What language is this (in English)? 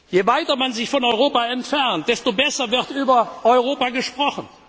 German